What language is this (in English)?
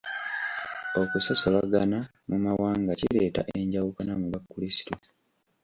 Ganda